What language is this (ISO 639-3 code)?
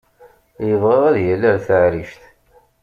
kab